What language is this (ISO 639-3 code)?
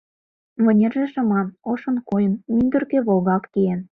chm